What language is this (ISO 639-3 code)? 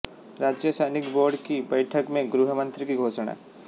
hin